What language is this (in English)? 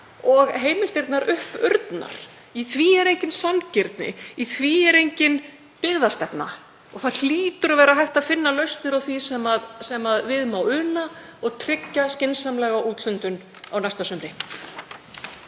Icelandic